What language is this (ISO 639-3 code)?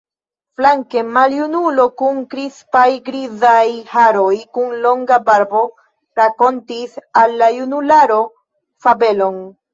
epo